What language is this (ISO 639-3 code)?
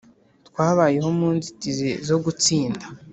kin